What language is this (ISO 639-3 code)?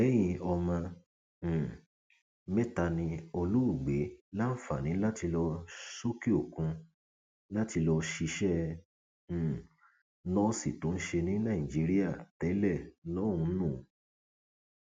yor